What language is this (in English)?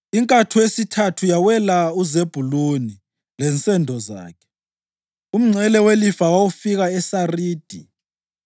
North Ndebele